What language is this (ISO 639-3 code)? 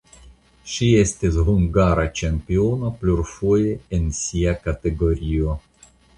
epo